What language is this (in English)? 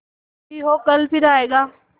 Hindi